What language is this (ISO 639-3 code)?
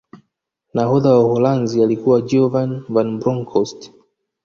swa